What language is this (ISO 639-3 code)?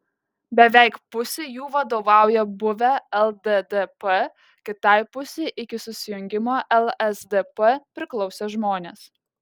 lit